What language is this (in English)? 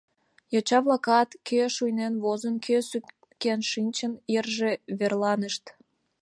Mari